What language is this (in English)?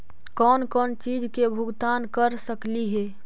Magahi